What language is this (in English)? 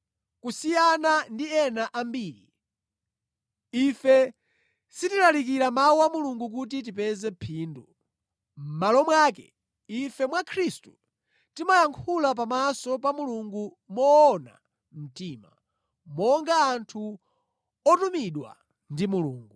Nyanja